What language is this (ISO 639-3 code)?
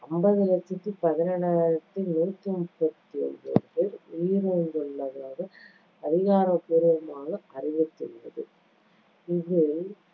tam